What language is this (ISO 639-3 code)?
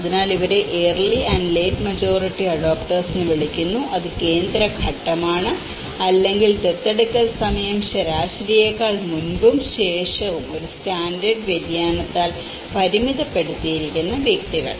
mal